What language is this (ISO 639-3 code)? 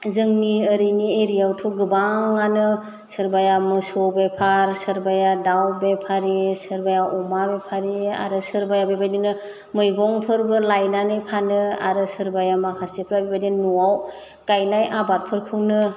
brx